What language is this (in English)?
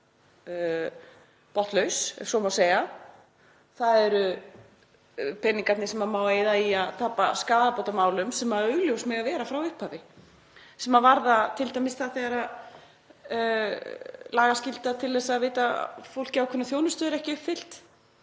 Icelandic